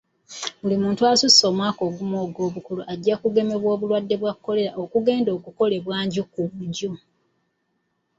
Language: Ganda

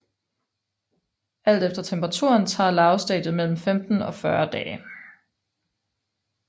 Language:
Danish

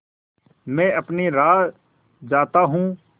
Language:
Hindi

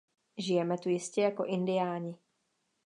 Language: Czech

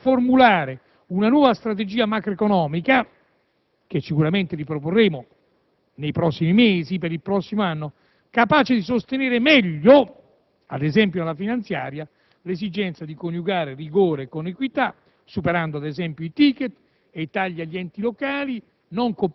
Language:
Italian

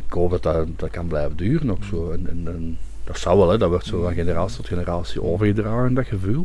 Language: Dutch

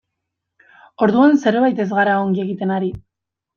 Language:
Basque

